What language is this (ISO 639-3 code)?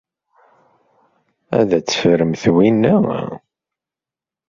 kab